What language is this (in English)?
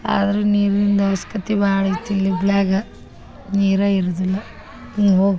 Kannada